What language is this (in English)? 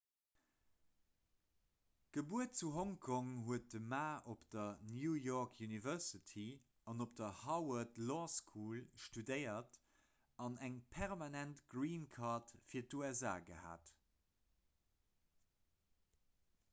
Luxembourgish